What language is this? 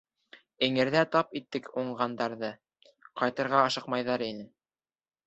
Bashkir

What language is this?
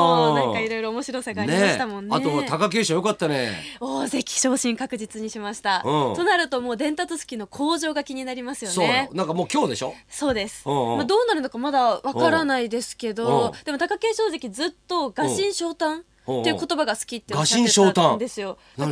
Japanese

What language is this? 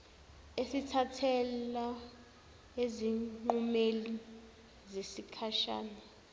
Zulu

